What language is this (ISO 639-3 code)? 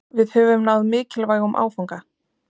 isl